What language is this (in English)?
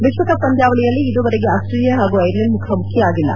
Kannada